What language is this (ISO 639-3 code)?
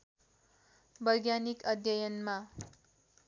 nep